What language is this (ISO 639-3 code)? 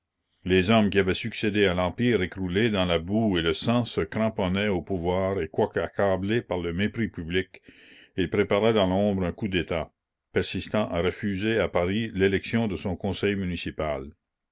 fra